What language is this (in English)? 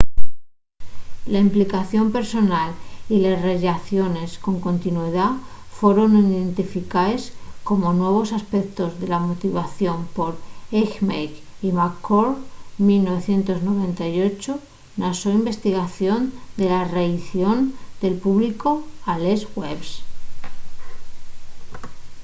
Asturian